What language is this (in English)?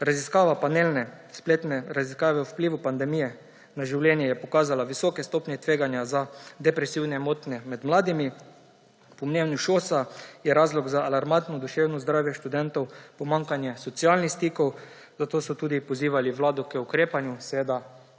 Slovenian